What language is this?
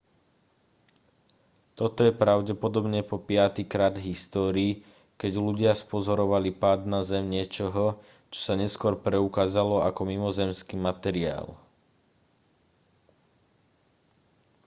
Slovak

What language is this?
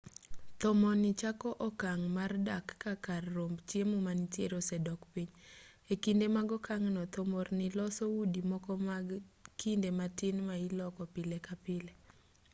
Luo (Kenya and Tanzania)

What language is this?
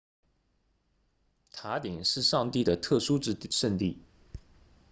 Chinese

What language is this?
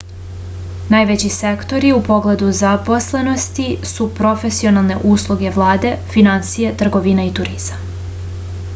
Serbian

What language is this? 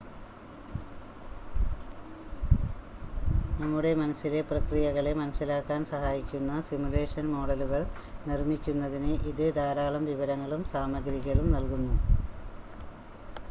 Malayalam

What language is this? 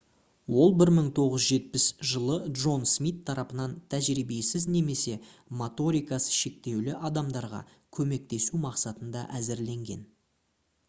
Kazakh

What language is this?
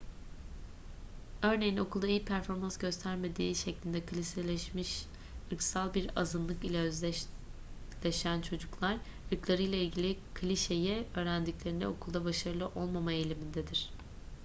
Turkish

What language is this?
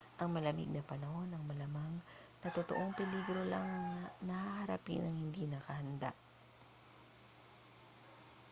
Filipino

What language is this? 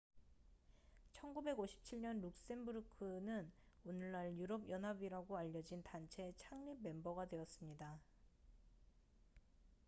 Korean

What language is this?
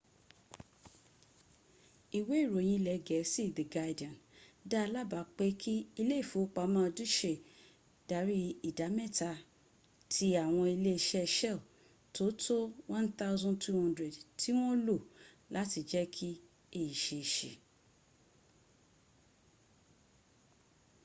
Yoruba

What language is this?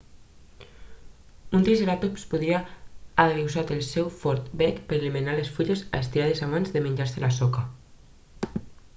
Catalan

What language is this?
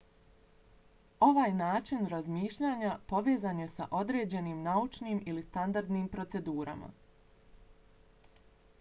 Bosnian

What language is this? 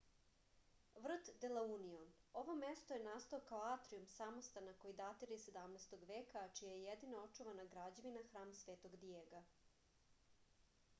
Serbian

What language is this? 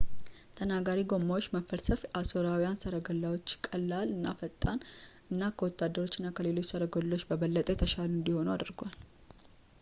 Amharic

